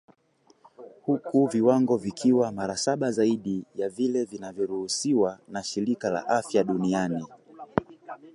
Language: Swahili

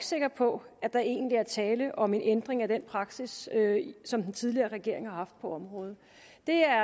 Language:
Danish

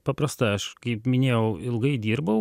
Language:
Lithuanian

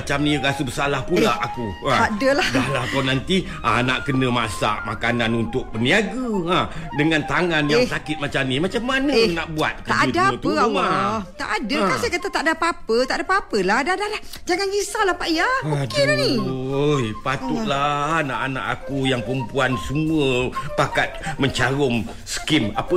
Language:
Malay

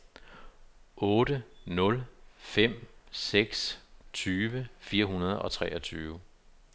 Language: Danish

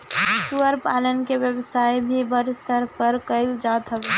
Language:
Bhojpuri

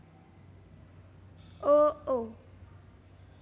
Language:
Javanese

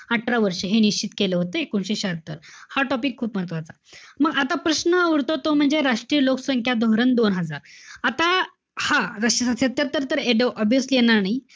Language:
Marathi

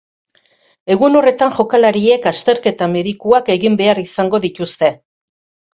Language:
Basque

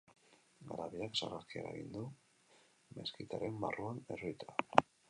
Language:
Basque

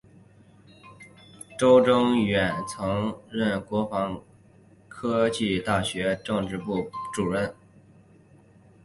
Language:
Chinese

